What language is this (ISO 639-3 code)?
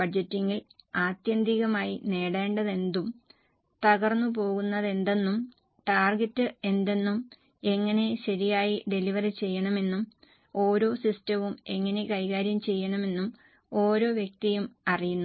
mal